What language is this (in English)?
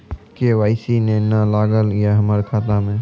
Maithili